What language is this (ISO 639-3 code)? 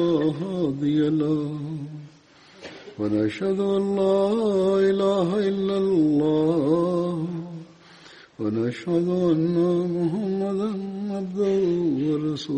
mal